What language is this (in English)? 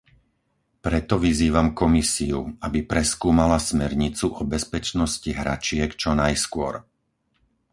Slovak